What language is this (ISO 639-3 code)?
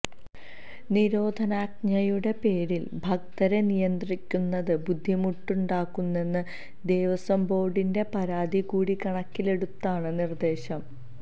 mal